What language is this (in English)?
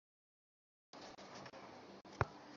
Bangla